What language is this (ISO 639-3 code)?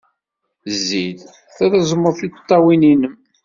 kab